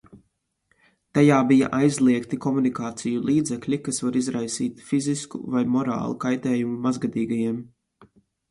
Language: Latvian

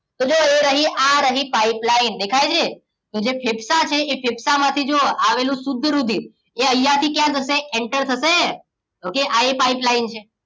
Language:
Gujarati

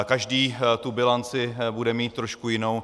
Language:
Czech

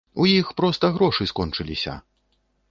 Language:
Belarusian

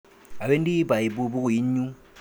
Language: Kalenjin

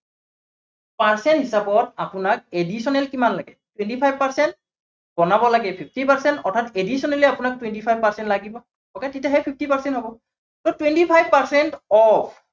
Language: Assamese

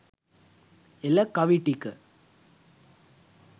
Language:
Sinhala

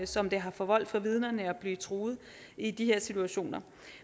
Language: Danish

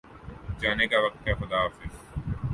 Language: Urdu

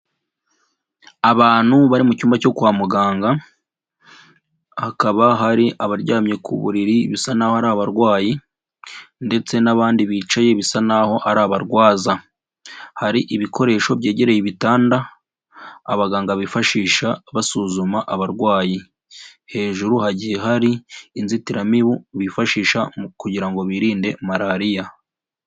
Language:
Kinyarwanda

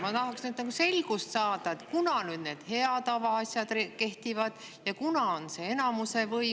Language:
Estonian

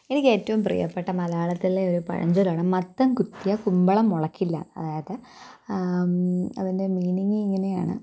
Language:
Malayalam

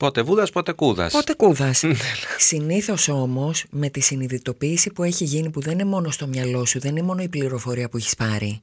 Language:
Greek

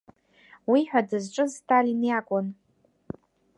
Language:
Abkhazian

